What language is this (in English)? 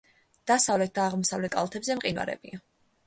Georgian